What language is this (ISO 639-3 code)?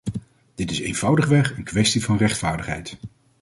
nld